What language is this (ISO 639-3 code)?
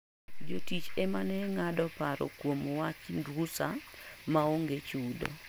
luo